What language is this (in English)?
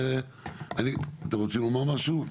Hebrew